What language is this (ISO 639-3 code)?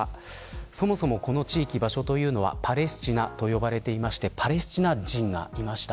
jpn